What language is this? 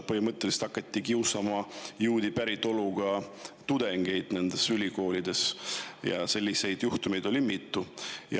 Estonian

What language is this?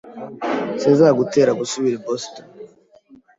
Kinyarwanda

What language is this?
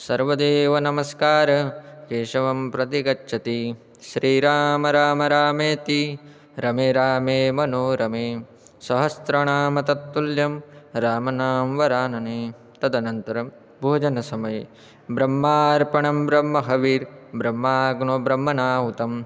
Sanskrit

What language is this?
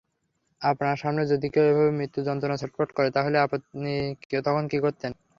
Bangla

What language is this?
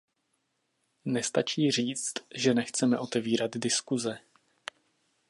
Czech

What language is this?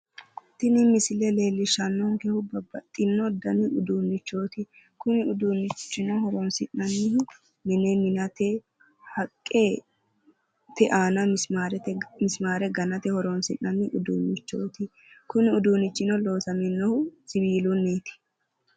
Sidamo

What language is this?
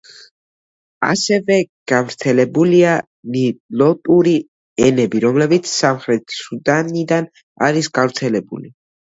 Georgian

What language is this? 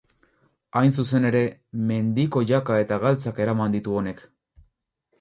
Basque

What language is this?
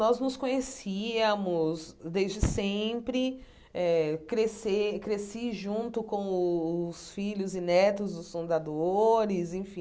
Portuguese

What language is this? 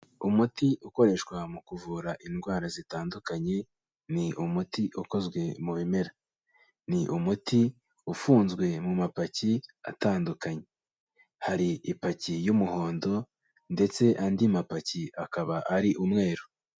Kinyarwanda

